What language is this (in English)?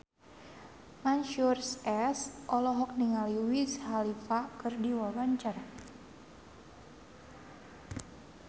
Sundanese